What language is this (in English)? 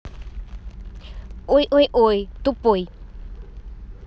Russian